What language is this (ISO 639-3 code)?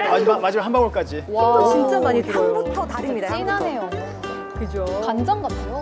kor